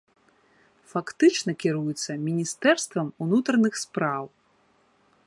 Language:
Belarusian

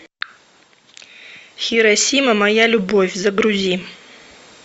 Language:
Russian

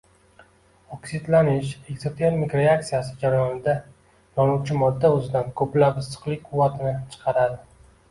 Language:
Uzbek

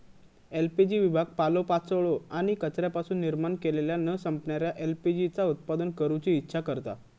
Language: Marathi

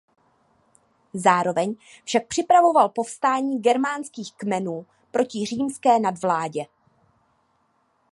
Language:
Czech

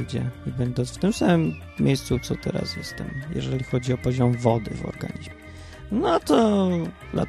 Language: Polish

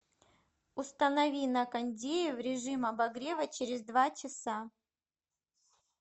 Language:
Russian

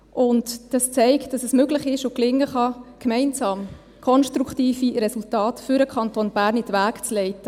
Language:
Swiss German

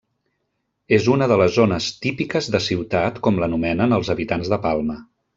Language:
Catalan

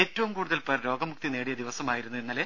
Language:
Malayalam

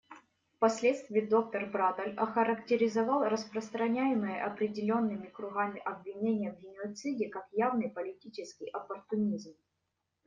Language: Russian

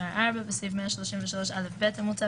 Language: Hebrew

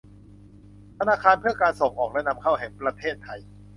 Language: Thai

